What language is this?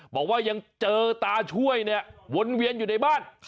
Thai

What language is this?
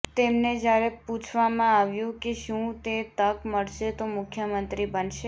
Gujarati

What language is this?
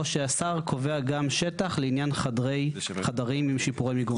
Hebrew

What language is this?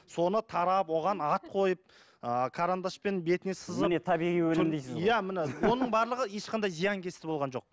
Kazakh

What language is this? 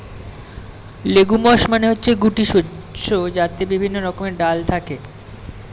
Bangla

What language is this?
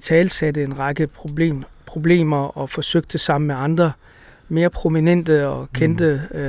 Danish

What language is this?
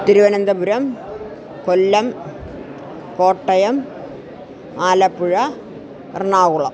Sanskrit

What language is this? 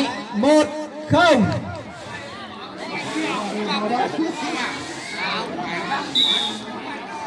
Vietnamese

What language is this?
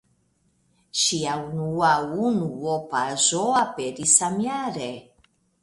Esperanto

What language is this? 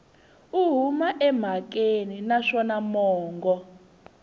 Tsonga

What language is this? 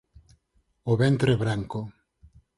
Galician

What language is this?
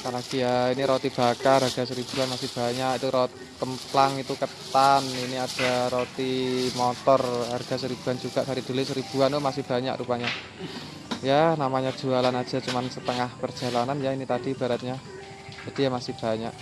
Indonesian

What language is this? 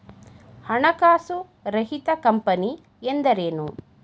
Kannada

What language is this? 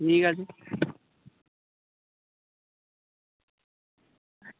Bangla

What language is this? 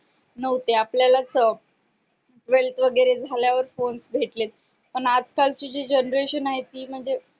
Marathi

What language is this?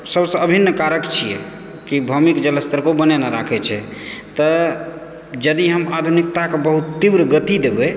Maithili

